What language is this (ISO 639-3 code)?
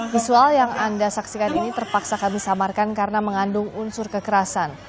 ind